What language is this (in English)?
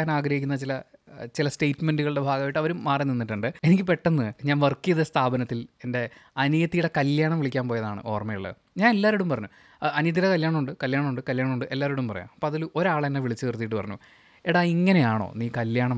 Malayalam